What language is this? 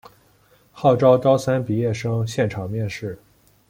Chinese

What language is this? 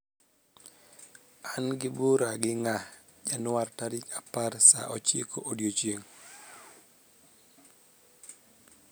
Luo (Kenya and Tanzania)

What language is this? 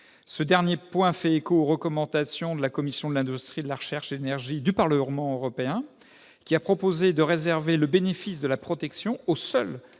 French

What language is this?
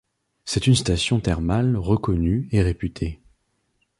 French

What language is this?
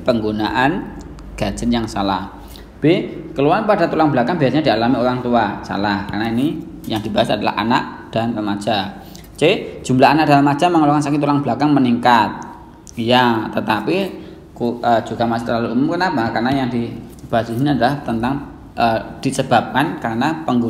Indonesian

